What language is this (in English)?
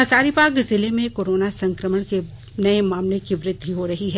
Hindi